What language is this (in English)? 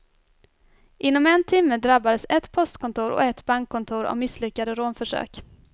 Swedish